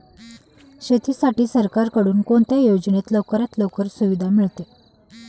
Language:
Marathi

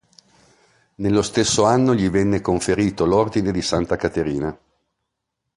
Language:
Italian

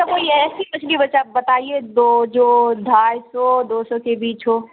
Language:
Urdu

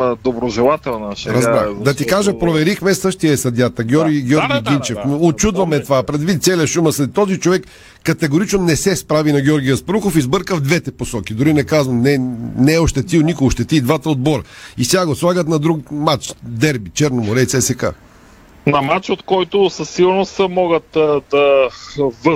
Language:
Bulgarian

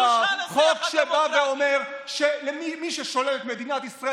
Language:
Hebrew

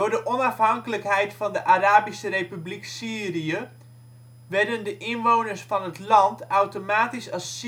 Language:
Dutch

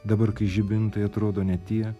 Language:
Lithuanian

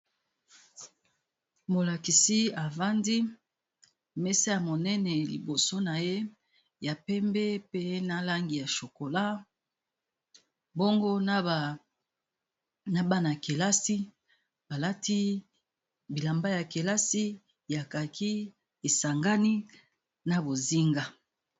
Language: Lingala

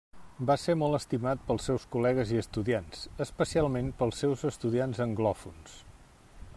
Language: Catalan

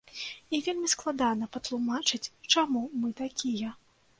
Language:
Belarusian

